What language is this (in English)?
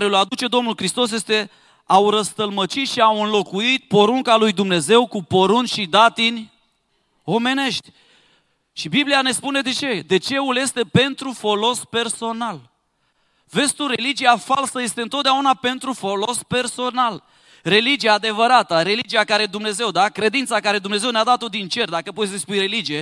Romanian